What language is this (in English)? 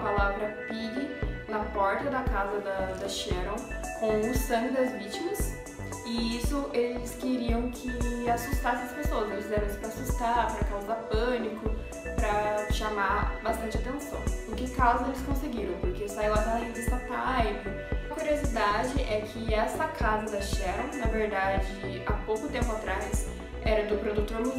Portuguese